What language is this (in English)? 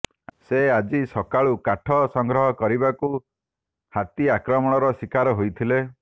Odia